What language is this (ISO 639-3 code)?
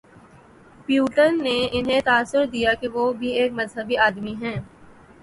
urd